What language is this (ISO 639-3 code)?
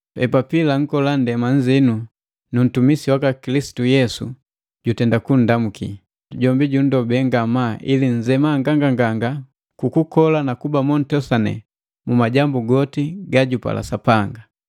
mgv